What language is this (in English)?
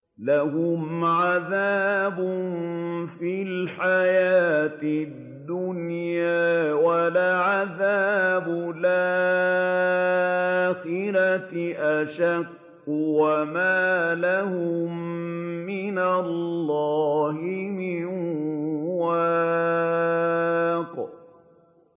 Arabic